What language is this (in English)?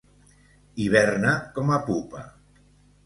Catalan